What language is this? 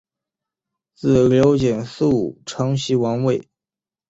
Chinese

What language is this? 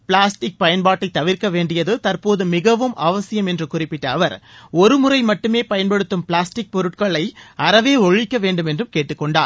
Tamil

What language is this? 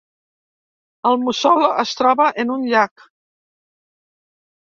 Catalan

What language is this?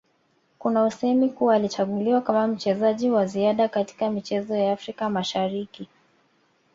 Swahili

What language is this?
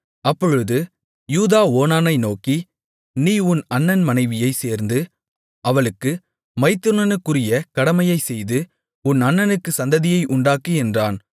Tamil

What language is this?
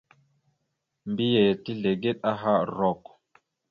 Mada (Cameroon)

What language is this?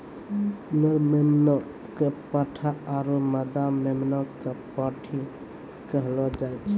Maithili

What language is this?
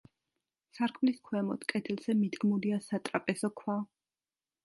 Georgian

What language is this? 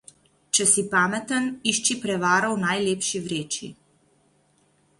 Slovenian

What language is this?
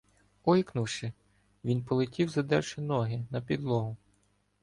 Ukrainian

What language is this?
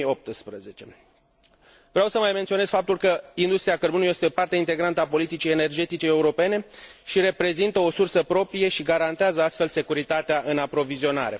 Romanian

